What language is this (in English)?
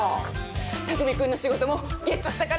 Japanese